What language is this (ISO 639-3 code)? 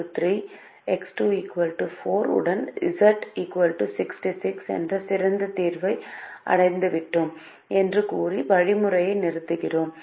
tam